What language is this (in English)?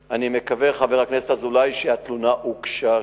Hebrew